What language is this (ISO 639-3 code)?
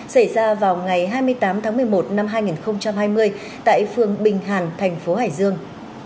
vie